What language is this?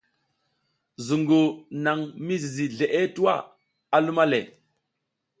South Giziga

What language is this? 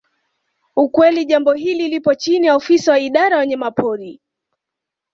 Swahili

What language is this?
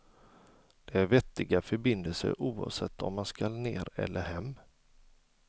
Swedish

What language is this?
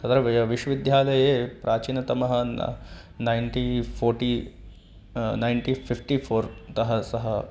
Sanskrit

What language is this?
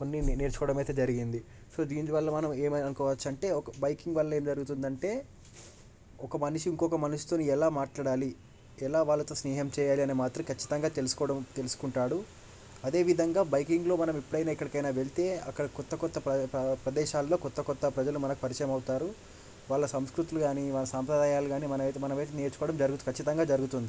Telugu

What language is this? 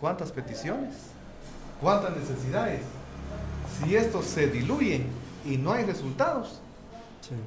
Spanish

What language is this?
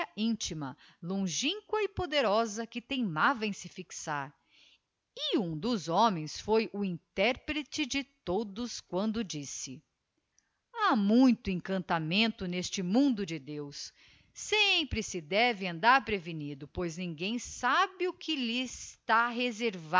Portuguese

